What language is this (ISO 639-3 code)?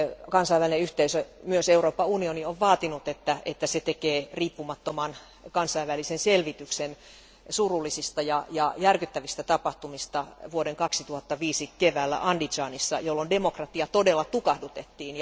fin